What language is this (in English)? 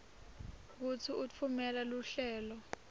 Swati